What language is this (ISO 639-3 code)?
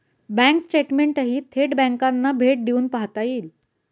mar